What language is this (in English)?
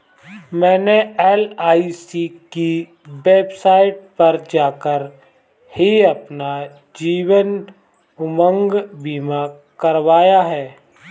Hindi